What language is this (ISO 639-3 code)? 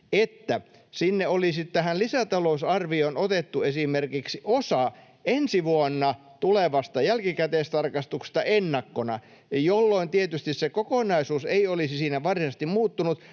fin